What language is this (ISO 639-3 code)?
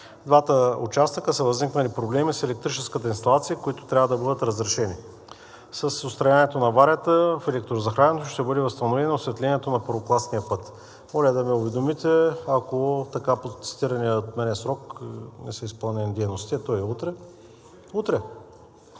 bul